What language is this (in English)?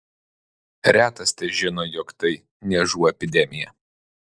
Lithuanian